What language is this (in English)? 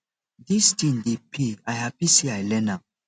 Nigerian Pidgin